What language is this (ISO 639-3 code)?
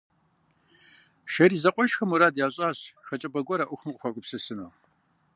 kbd